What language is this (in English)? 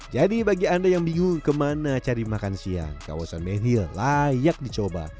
Indonesian